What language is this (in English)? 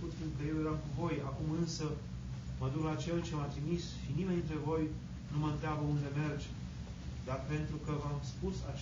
Romanian